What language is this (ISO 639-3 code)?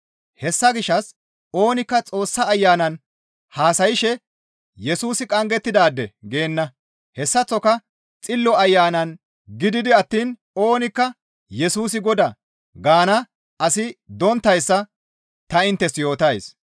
gmv